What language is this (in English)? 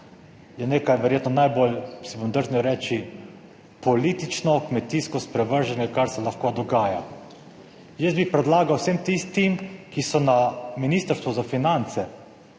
Slovenian